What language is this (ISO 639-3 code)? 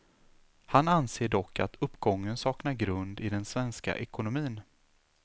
swe